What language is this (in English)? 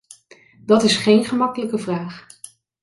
Dutch